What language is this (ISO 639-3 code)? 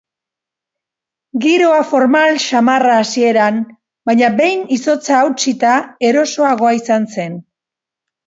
eus